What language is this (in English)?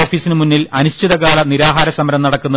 Malayalam